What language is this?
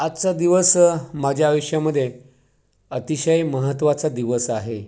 Marathi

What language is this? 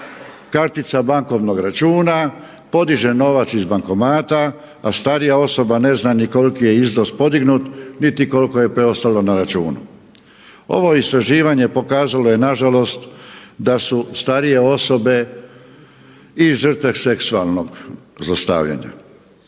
Croatian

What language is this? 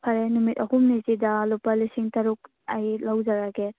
Manipuri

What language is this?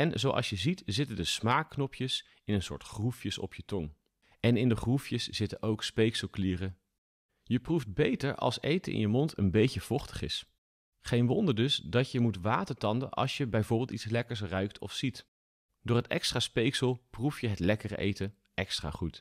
Dutch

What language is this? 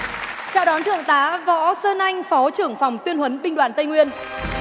Vietnamese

